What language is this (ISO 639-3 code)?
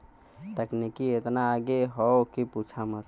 bho